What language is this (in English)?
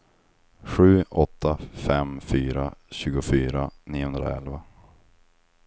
Swedish